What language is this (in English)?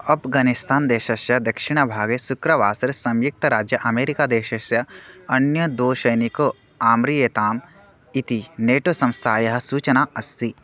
Sanskrit